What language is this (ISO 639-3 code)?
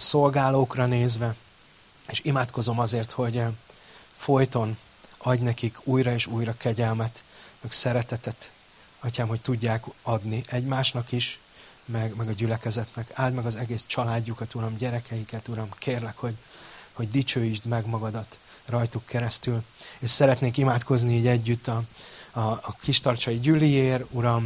hun